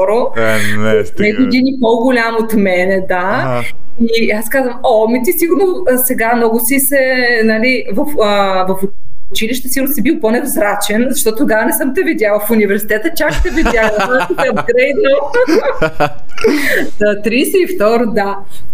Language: Bulgarian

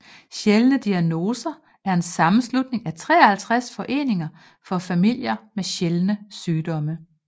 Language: Danish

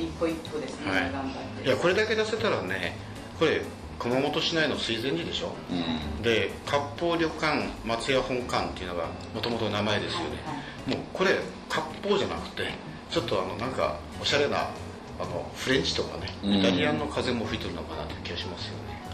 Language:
Japanese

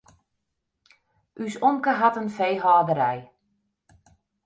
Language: Western Frisian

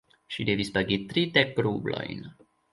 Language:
Esperanto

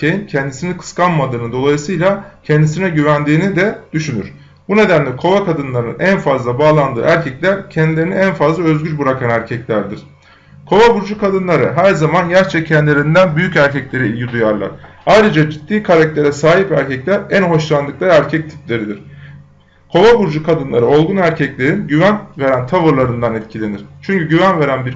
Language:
Turkish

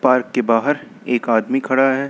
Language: Hindi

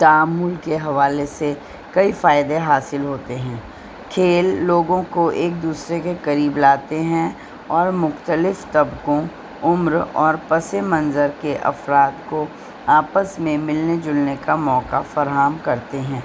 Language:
Urdu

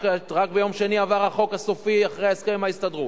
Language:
Hebrew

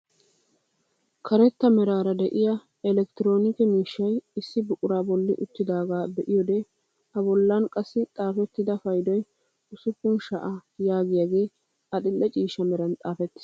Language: Wolaytta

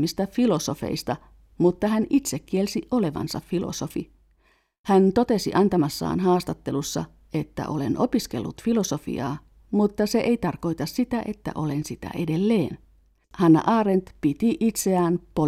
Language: Finnish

